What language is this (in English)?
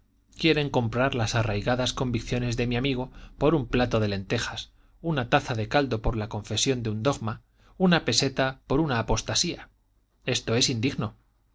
Spanish